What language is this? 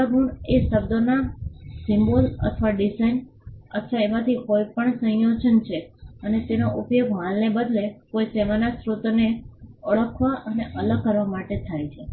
Gujarati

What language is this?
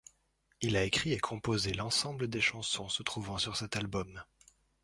French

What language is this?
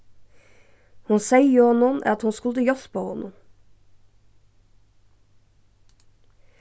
Faroese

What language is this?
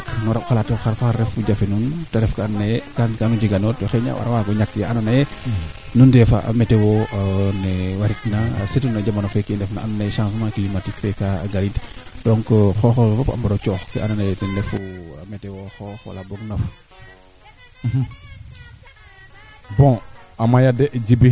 Serer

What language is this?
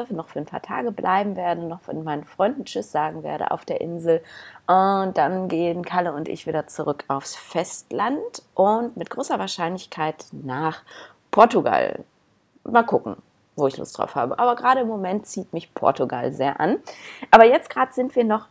German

